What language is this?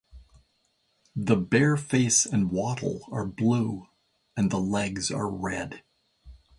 English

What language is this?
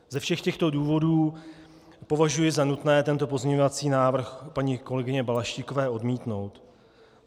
Czech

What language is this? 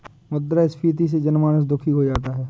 Hindi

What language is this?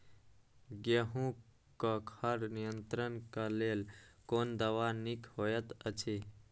Maithili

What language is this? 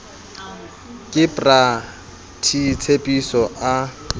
Southern Sotho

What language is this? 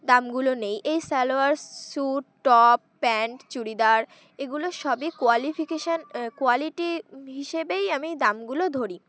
Bangla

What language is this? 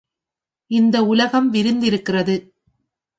Tamil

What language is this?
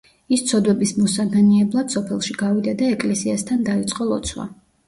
Georgian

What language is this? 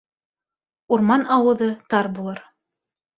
Bashkir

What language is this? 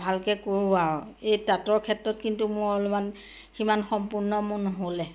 Assamese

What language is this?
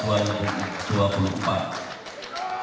Indonesian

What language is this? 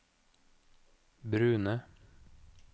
Norwegian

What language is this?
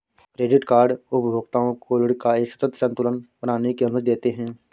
Hindi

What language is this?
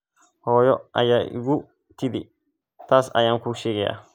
Somali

